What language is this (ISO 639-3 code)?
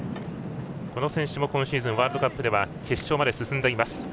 jpn